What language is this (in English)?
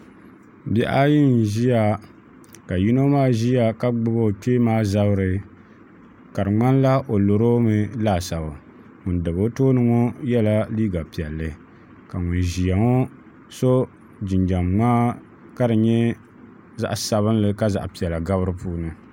Dagbani